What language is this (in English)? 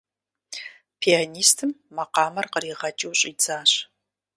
Kabardian